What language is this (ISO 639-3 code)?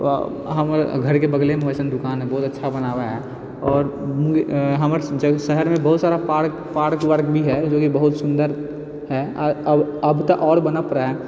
mai